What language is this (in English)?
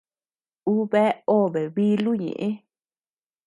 Tepeuxila Cuicatec